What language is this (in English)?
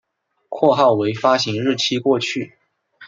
Chinese